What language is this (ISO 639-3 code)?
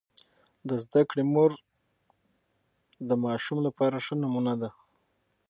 pus